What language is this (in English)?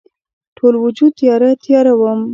Pashto